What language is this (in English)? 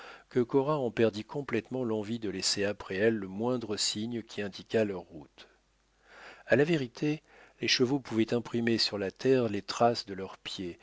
French